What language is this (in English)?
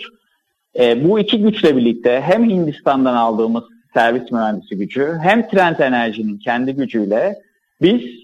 Turkish